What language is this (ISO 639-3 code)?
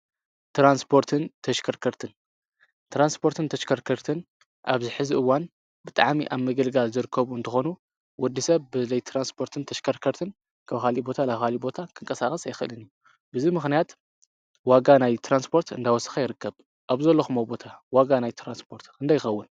tir